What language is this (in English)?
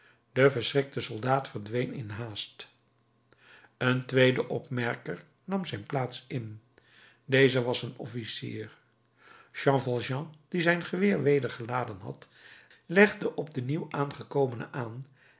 Dutch